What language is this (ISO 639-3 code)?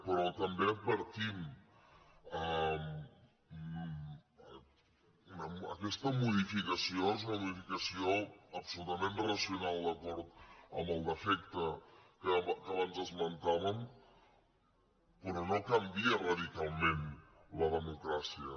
cat